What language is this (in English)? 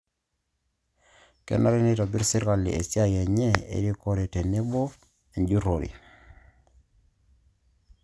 Masai